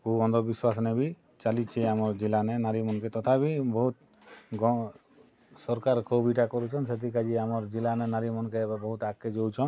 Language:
Odia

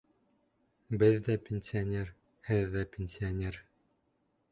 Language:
Bashkir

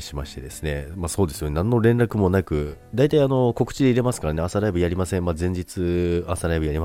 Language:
Japanese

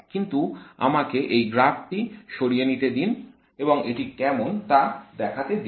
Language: Bangla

